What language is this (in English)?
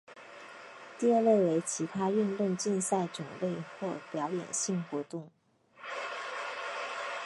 Chinese